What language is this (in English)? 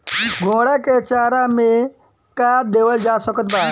Bhojpuri